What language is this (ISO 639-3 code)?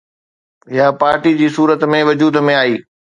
snd